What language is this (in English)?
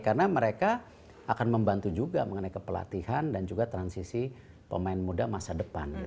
Indonesian